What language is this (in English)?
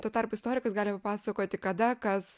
Lithuanian